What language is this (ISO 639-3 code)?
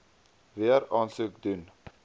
afr